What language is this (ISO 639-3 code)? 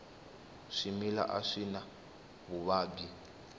tso